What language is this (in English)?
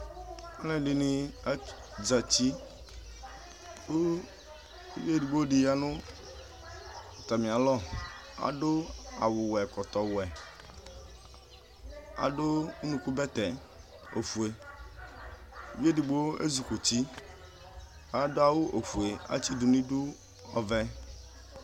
Ikposo